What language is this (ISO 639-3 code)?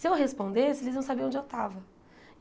por